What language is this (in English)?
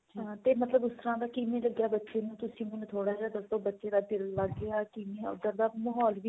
Punjabi